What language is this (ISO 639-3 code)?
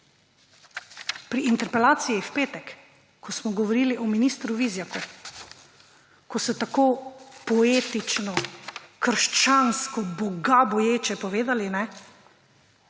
slv